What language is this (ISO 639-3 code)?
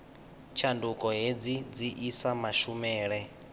ven